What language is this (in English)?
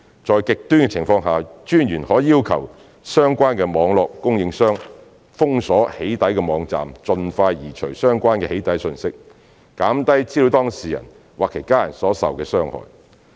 Cantonese